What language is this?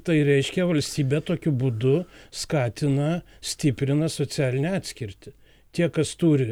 Lithuanian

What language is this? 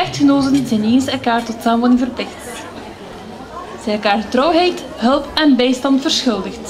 Dutch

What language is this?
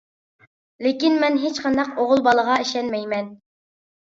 Uyghur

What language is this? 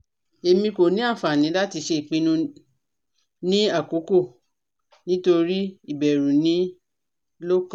Yoruba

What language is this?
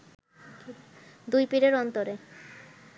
Bangla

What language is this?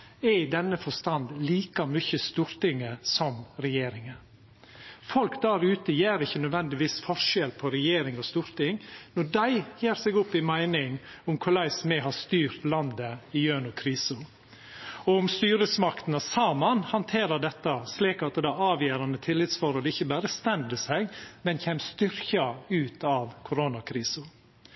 Norwegian Nynorsk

